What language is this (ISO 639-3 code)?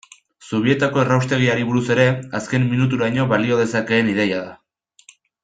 eus